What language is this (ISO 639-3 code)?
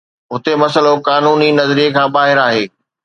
snd